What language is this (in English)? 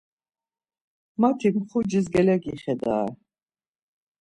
Laz